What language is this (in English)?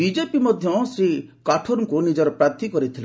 Odia